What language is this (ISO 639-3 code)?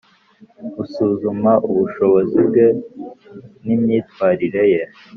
kin